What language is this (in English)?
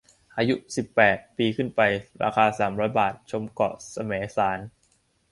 Thai